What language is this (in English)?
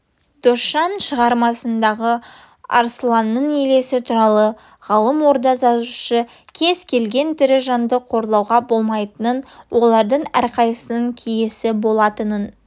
Kazakh